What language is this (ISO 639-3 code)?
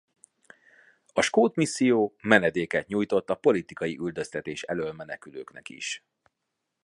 hun